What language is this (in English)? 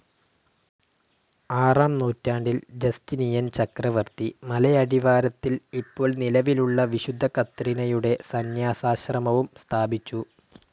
Malayalam